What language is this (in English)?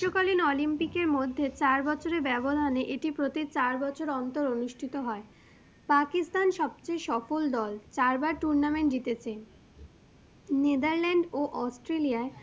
Bangla